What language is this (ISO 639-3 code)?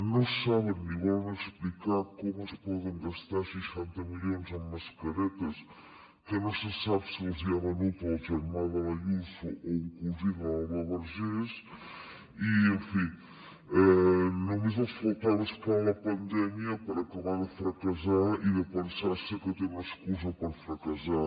cat